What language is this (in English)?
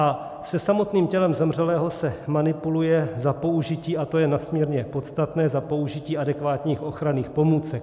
Czech